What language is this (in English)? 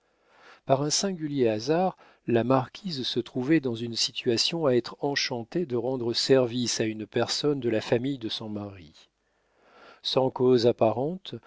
French